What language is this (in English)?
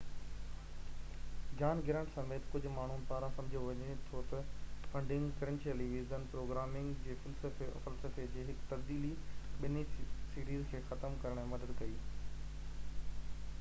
Sindhi